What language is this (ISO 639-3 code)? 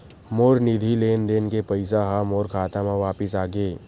hne